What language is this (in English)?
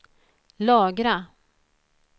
Swedish